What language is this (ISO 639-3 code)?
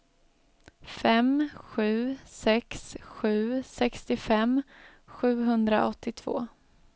swe